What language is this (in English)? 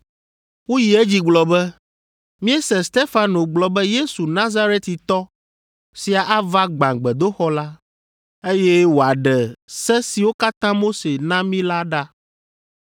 Ewe